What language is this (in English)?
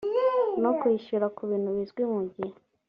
Kinyarwanda